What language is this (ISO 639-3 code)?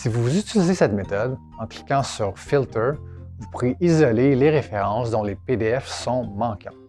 fra